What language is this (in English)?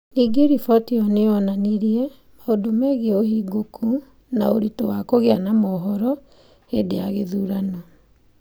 Kikuyu